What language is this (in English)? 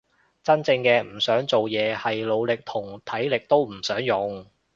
Cantonese